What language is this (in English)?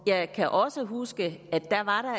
Danish